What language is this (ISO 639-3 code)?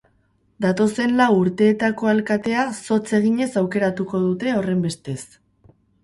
eus